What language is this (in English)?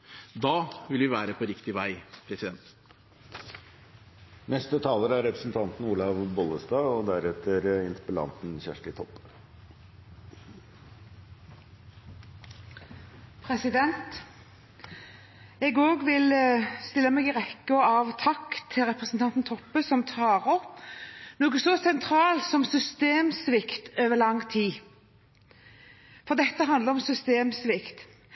Norwegian Bokmål